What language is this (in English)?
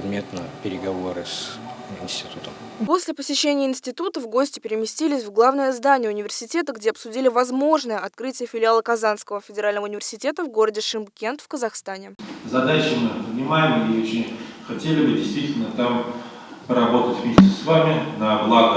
Russian